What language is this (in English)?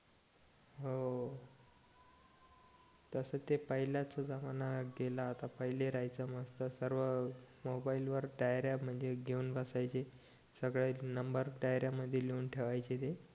Marathi